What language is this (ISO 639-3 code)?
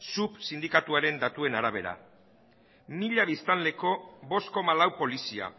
eus